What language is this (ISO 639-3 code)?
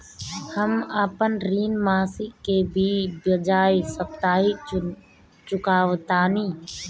bho